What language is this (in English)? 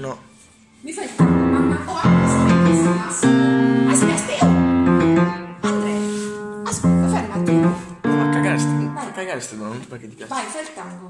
Italian